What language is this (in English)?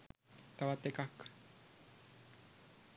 Sinhala